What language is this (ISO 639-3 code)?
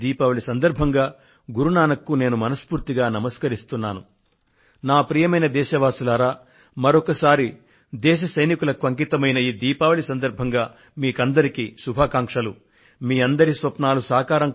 tel